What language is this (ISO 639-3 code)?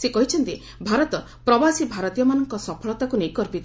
ori